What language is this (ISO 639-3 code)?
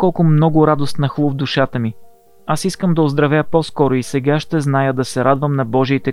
bul